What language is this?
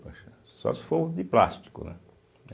Portuguese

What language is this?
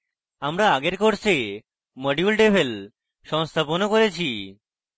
Bangla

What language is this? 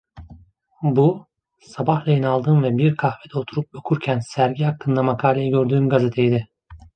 Turkish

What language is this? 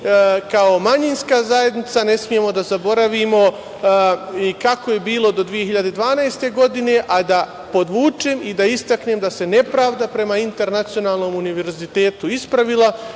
Serbian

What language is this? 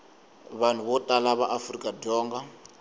Tsonga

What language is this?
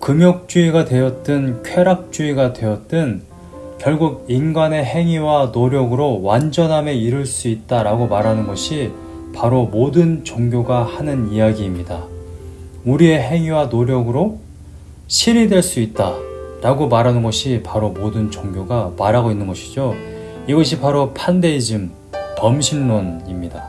Korean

